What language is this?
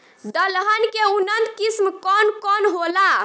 Bhojpuri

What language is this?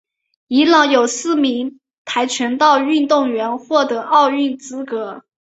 Chinese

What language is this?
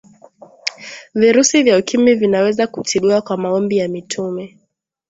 Swahili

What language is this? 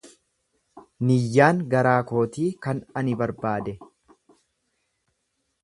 Oromo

